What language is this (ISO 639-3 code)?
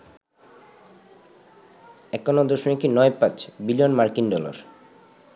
ben